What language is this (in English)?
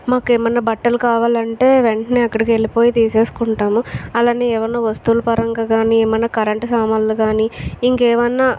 Telugu